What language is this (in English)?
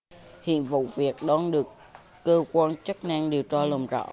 Vietnamese